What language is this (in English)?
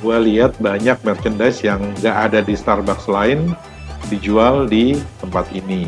Indonesian